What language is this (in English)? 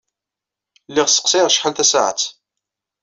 Kabyle